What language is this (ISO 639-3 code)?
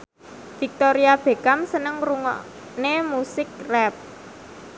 jav